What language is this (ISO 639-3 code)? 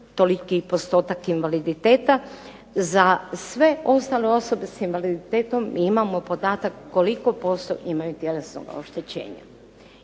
hrv